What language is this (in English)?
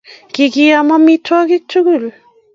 Kalenjin